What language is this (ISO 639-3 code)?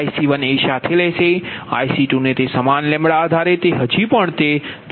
guj